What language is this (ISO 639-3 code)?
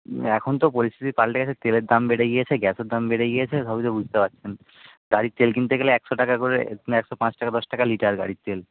ben